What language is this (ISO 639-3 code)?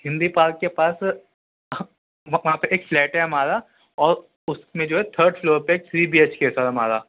urd